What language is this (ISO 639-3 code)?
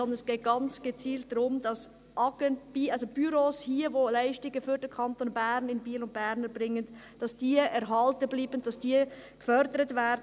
gsw